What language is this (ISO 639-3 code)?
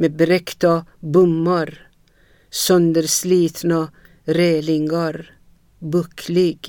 swe